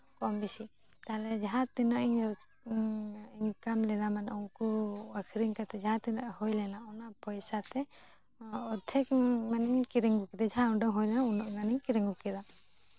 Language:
Santali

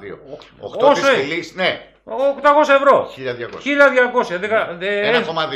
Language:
Greek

